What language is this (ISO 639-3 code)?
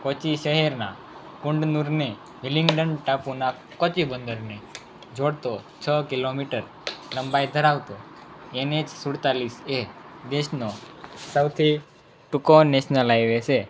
guj